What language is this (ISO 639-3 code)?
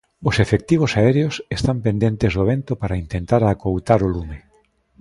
glg